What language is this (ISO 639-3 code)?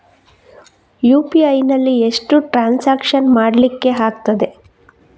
kan